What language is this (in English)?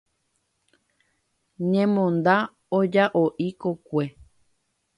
Guarani